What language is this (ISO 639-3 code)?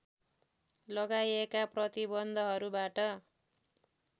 nep